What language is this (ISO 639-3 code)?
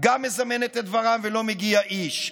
heb